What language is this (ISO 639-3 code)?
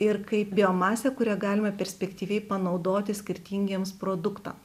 lit